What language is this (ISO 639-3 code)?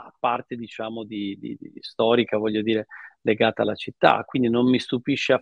ita